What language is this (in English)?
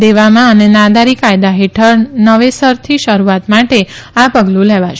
Gujarati